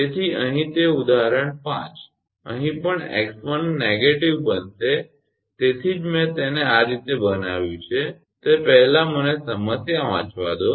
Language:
Gujarati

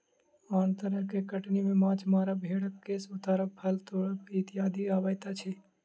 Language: Maithili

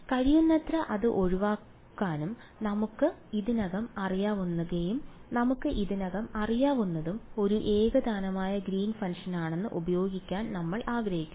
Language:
Malayalam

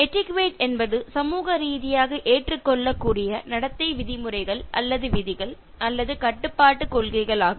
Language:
Tamil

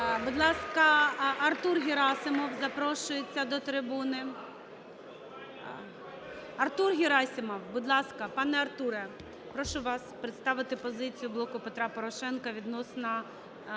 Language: Ukrainian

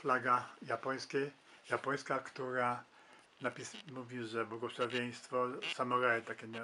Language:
Polish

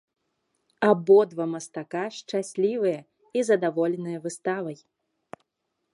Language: Belarusian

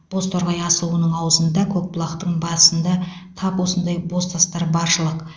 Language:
Kazakh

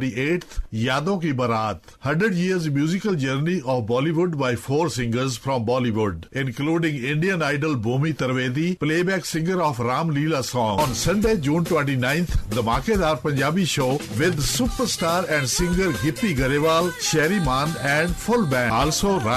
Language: Urdu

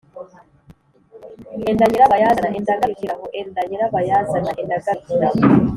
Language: Kinyarwanda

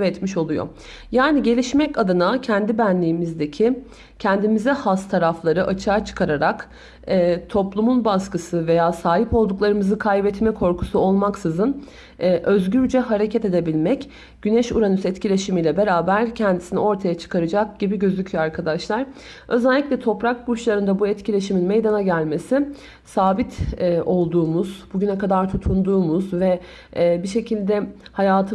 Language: Turkish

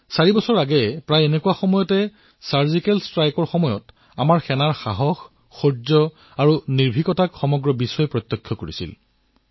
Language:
Assamese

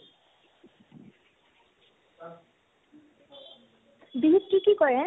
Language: Assamese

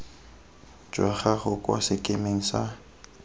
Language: Tswana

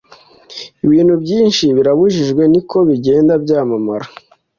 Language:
Kinyarwanda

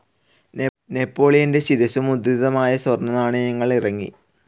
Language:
Malayalam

